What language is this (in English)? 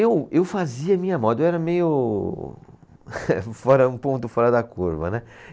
Portuguese